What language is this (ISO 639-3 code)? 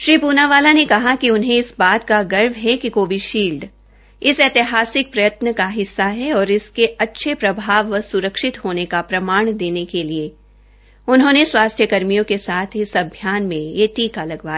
hin